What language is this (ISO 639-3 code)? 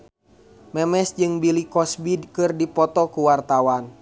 sun